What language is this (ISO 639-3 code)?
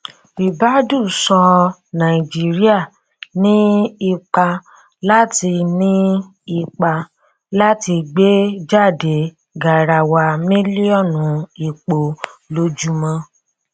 yor